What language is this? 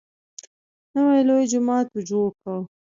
Pashto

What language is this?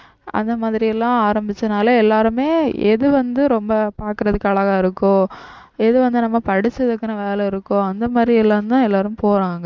Tamil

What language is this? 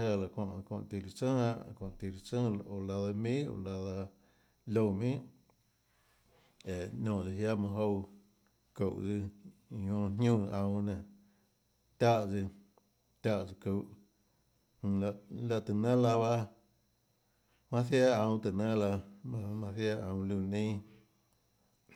Tlacoatzintepec Chinantec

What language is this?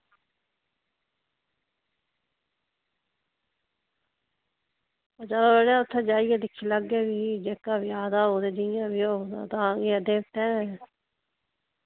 Dogri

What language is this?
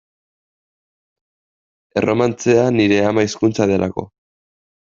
Basque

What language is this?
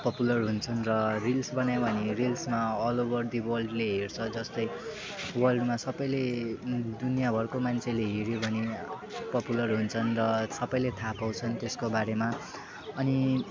Nepali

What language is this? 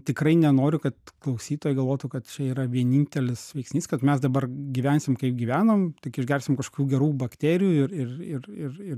Lithuanian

